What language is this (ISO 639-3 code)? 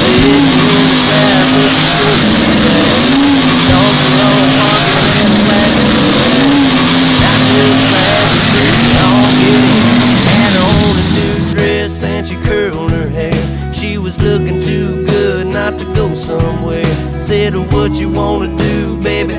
eng